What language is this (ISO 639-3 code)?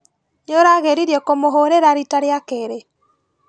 kik